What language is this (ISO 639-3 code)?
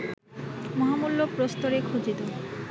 ben